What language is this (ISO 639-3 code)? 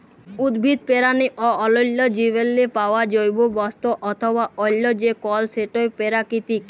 ben